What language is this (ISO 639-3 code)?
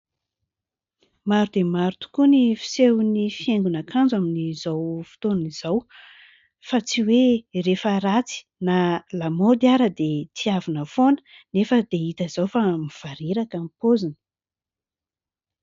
mlg